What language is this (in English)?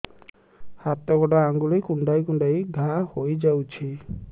Odia